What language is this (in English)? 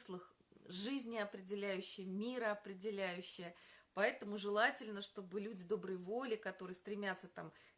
Russian